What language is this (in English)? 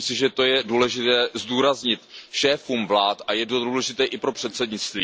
Czech